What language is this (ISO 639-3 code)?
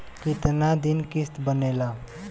bho